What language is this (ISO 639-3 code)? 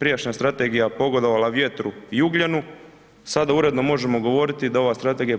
hrv